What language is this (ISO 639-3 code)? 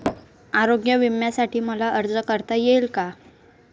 mar